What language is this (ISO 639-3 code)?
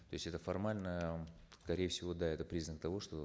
kaz